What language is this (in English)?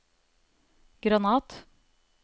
Norwegian